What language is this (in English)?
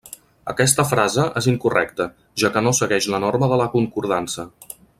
Catalan